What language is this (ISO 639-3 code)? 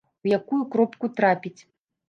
bel